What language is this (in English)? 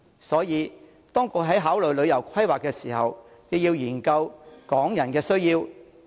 Cantonese